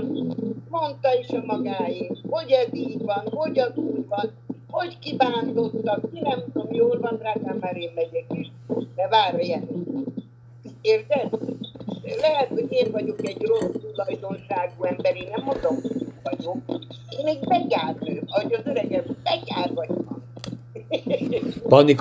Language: Hungarian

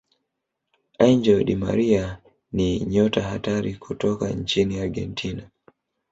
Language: Swahili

